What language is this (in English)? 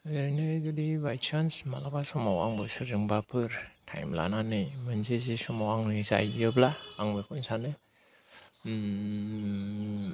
Bodo